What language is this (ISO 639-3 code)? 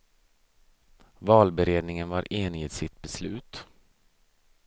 swe